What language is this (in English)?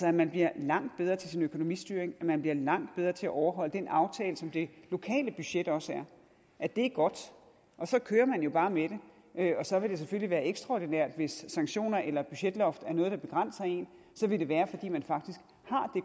Danish